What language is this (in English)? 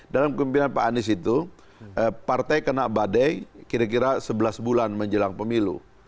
Indonesian